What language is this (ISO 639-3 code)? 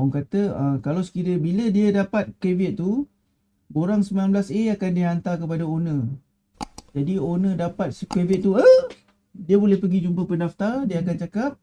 msa